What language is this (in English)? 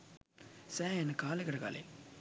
Sinhala